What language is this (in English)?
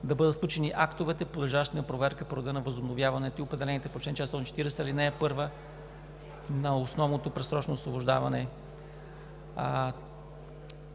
Bulgarian